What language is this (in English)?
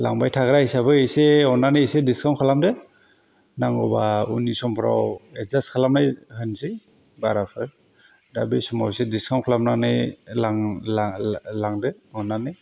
Bodo